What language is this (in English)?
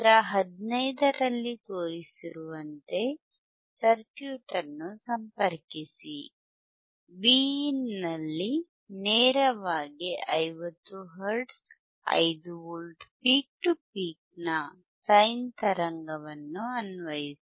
Kannada